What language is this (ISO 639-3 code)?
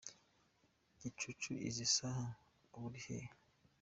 kin